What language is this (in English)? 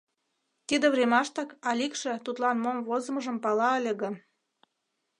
Mari